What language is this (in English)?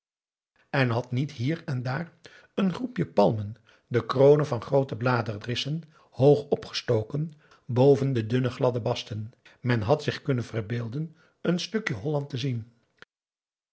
Dutch